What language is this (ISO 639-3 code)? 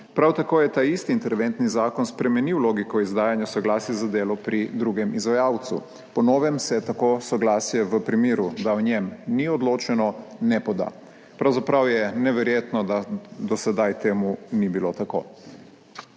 slv